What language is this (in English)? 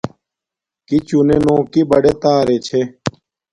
Domaaki